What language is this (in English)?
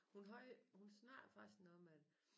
Danish